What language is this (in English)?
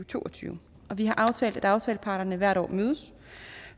Danish